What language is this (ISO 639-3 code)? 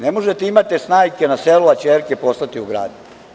srp